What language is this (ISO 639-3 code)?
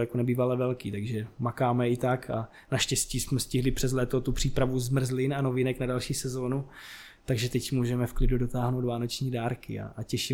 ces